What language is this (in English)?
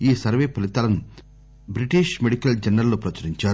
Telugu